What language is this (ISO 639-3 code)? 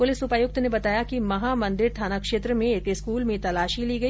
hin